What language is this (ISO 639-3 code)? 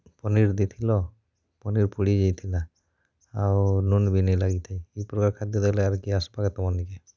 ori